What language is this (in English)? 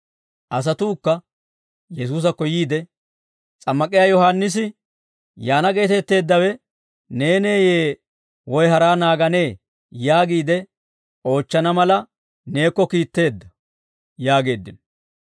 Dawro